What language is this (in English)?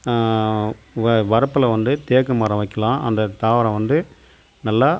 Tamil